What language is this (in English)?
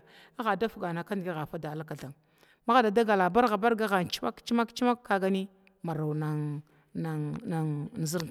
Glavda